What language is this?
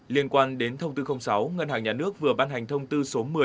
Vietnamese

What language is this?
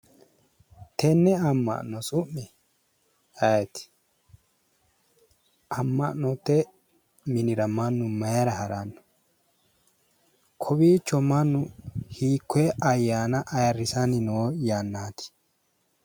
Sidamo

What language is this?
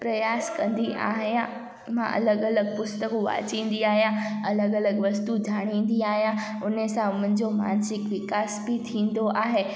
Sindhi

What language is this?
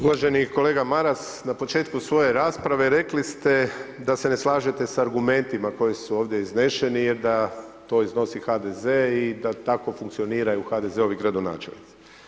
Croatian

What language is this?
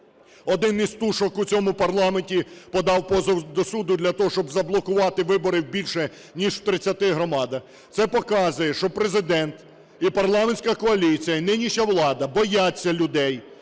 Ukrainian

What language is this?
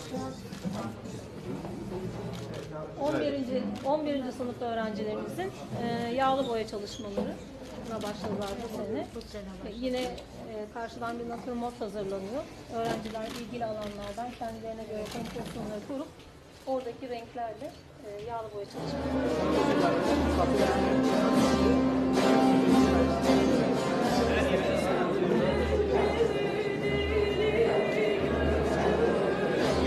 Turkish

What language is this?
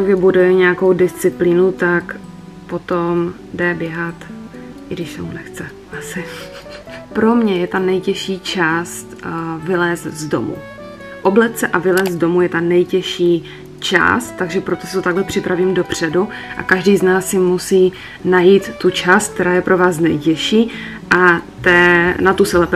Czech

